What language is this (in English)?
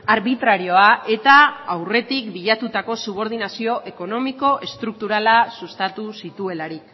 Basque